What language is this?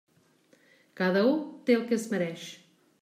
Catalan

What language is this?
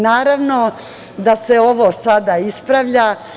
Serbian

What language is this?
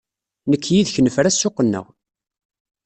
Kabyle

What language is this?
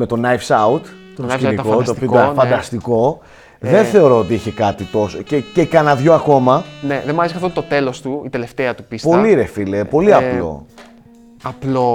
Greek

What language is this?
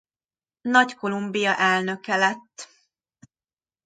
Hungarian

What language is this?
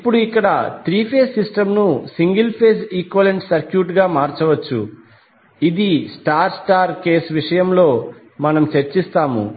Telugu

